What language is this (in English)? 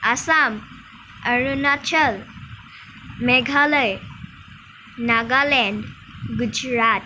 Assamese